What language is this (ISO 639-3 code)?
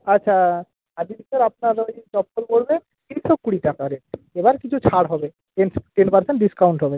ben